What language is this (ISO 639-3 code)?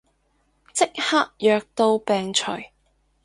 yue